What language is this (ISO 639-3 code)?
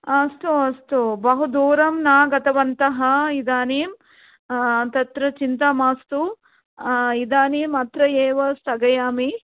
san